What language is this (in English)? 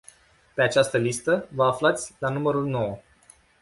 Romanian